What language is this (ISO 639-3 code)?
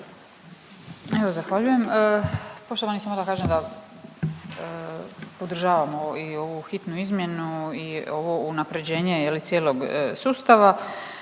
hrv